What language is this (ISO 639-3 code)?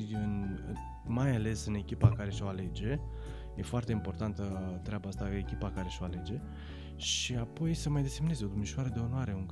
ron